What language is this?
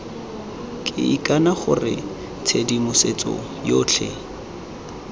Tswana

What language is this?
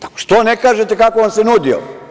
Serbian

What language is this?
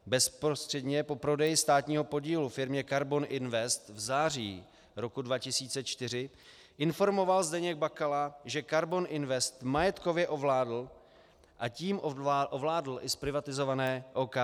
Czech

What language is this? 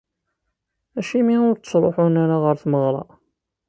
Kabyle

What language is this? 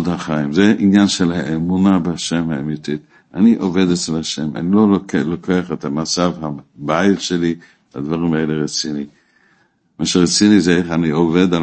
Hebrew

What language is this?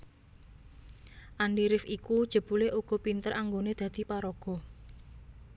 Javanese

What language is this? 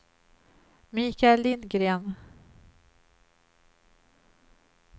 Swedish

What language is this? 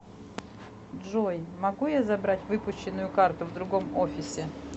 Russian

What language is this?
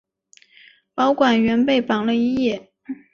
Chinese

